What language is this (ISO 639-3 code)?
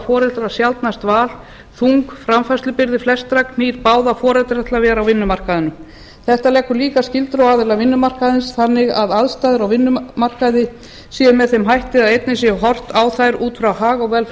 isl